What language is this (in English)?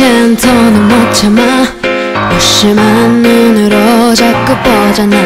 Korean